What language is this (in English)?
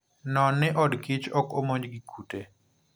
Luo (Kenya and Tanzania)